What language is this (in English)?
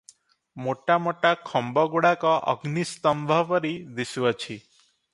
Odia